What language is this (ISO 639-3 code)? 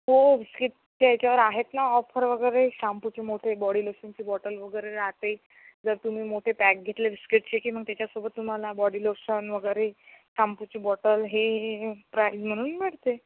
mar